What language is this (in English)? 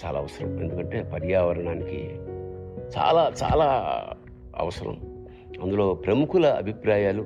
Telugu